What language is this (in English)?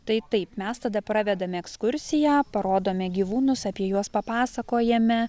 Lithuanian